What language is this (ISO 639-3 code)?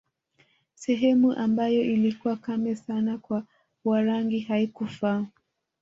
swa